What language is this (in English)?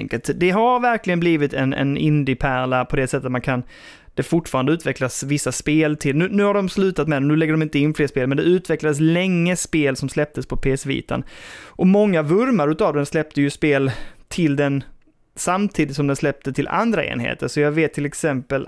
Swedish